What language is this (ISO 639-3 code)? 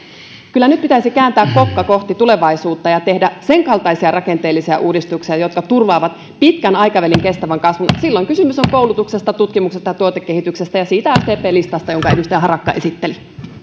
fin